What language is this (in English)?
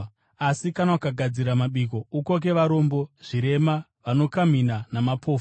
Shona